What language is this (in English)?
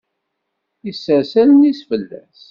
Kabyle